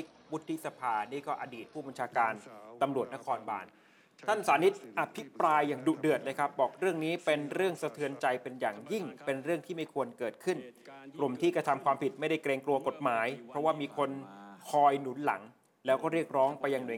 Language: Thai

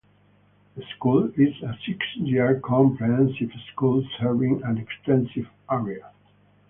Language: English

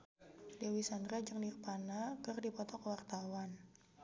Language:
Sundanese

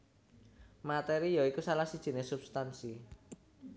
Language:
Javanese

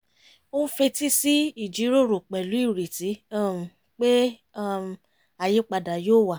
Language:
Yoruba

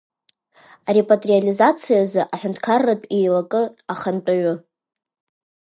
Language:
Abkhazian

